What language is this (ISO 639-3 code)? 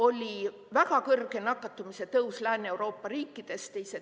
est